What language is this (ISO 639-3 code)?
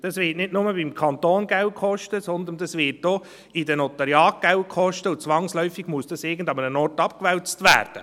gsw